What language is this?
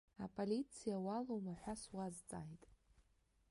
Abkhazian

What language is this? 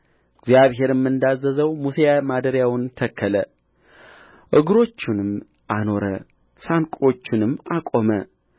Amharic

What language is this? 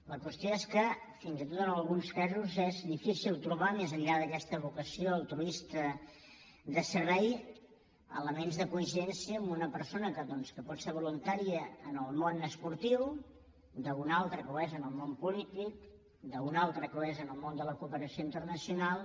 Catalan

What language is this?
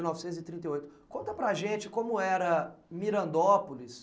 Portuguese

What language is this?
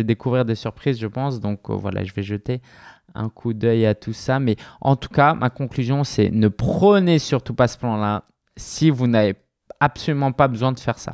French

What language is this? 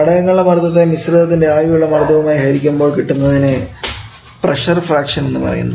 Malayalam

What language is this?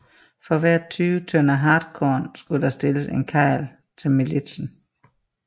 Danish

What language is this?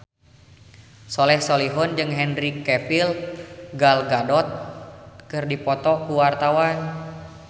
Sundanese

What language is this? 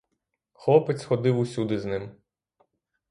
Ukrainian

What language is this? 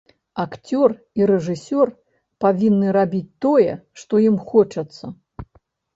Belarusian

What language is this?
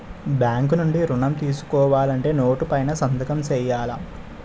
Telugu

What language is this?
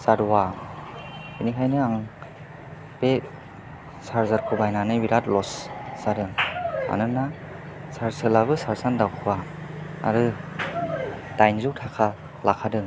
Bodo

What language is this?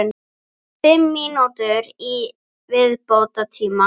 Icelandic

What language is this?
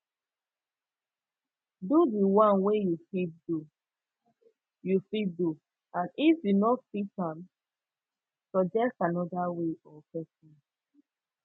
Nigerian Pidgin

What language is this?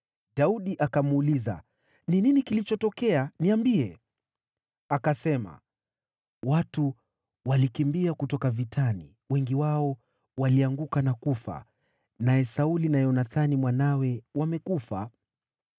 Swahili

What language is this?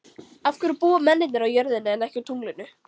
Icelandic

